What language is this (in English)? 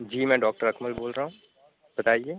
Urdu